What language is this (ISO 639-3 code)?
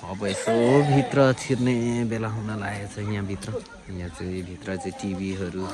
tha